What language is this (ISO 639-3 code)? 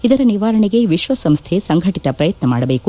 kan